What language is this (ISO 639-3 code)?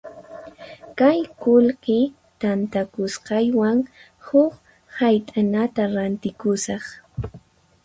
qxp